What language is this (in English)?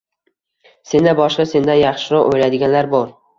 Uzbek